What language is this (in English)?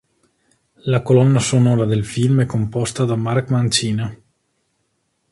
Italian